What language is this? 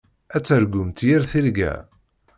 Kabyle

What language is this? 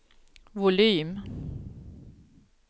Swedish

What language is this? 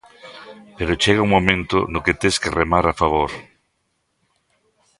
Galician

